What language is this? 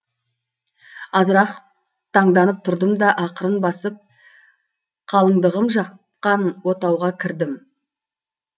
Kazakh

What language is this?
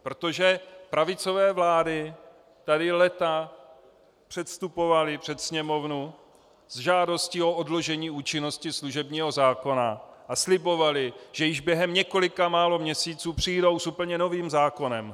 Czech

